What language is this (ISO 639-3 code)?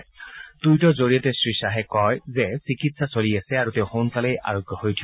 asm